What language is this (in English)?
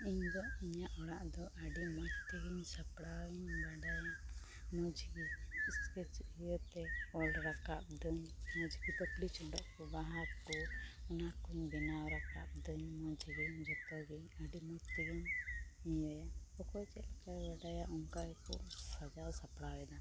Santali